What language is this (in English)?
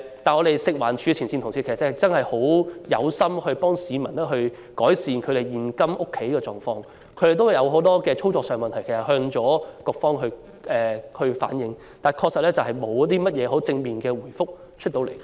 Cantonese